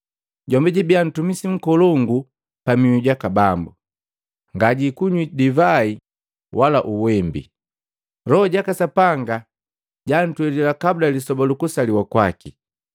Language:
Matengo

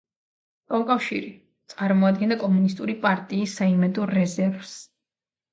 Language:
Georgian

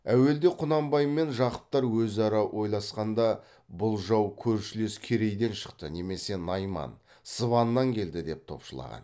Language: Kazakh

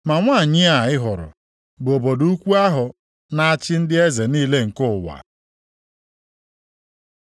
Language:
Igbo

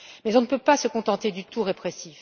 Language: French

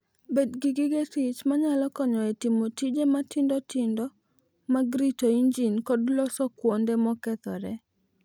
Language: Luo (Kenya and Tanzania)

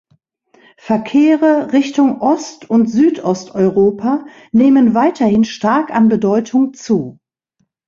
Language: German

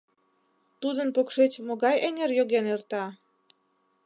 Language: Mari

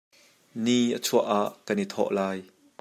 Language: Hakha Chin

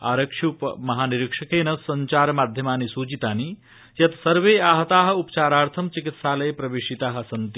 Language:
Sanskrit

